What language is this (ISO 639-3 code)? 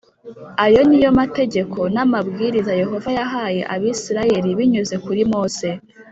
kin